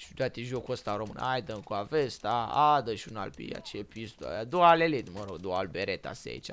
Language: Romanian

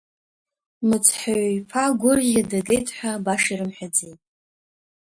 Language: Abkhazian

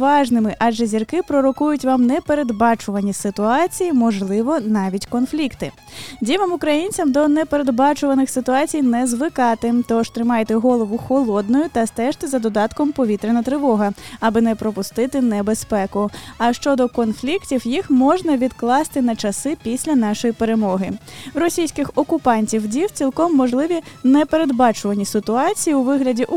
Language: Ukrainian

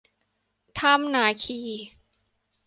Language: Thai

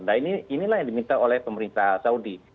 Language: Indonesian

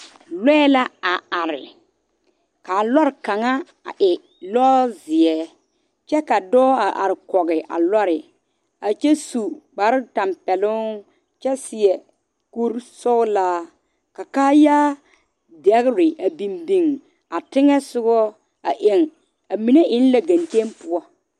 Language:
Southern Dagaare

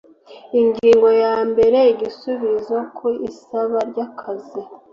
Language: Kinyarwanda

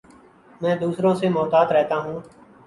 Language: Urdu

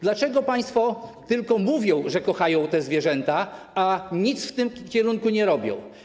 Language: Polish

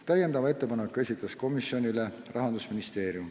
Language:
Estonian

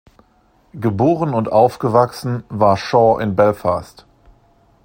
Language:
German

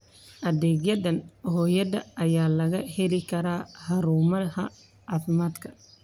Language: Somali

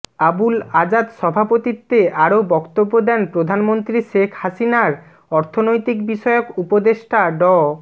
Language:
Bangla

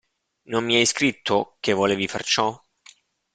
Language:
Italian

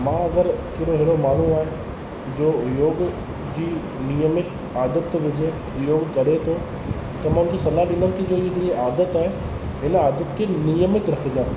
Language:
Sindhi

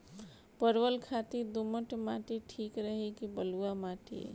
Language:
Bhojpuri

